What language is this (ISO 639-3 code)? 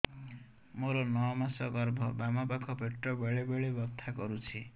ori